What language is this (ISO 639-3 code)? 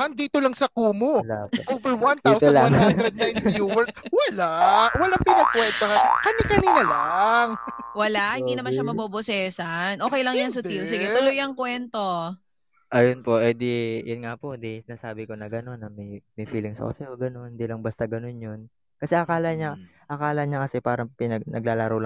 fil